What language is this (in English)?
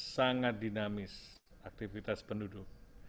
Indonesian